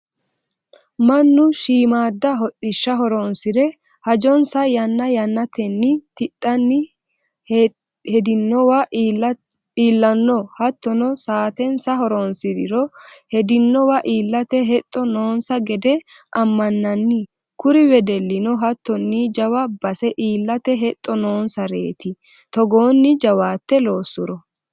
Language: Sidamo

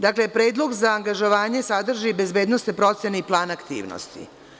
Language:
Serbian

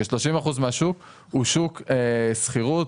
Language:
Hebrew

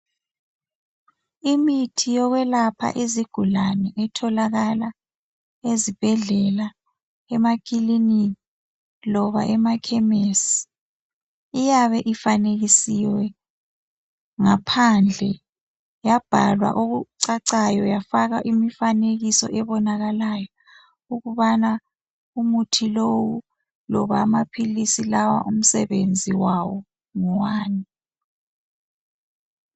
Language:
North Ndebele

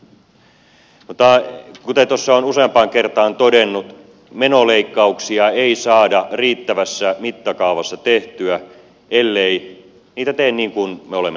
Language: Finnish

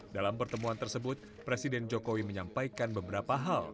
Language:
Indonesian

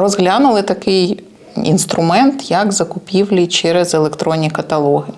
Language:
Ukrainian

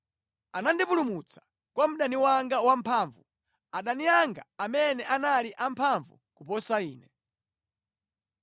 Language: Nyanja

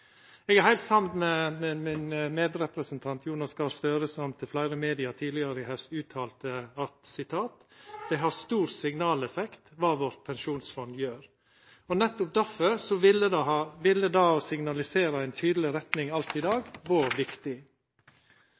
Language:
Norwegian Nynorsk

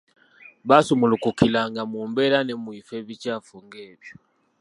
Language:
Ganda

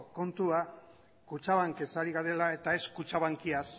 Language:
Basque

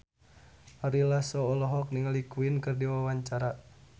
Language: Sundanese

